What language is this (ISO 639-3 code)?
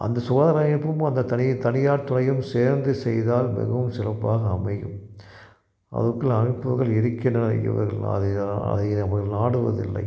tam